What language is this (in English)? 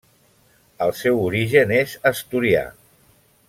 Catalan